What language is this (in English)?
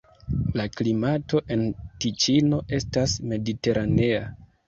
Esperanto